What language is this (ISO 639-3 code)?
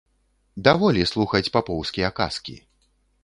bel